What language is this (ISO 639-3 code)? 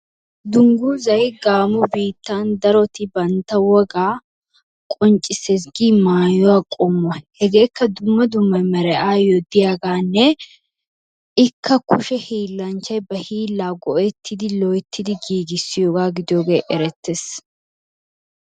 wal